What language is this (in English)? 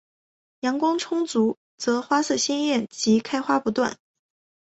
Chinese